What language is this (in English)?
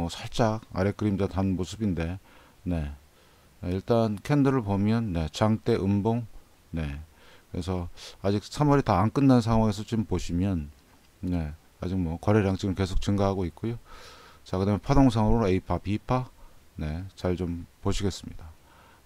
Korean